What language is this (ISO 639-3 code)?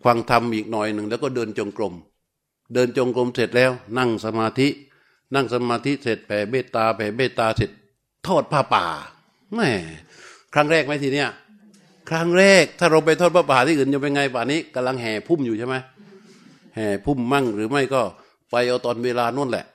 tha